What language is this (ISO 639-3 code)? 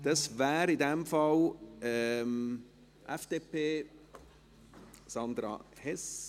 gsw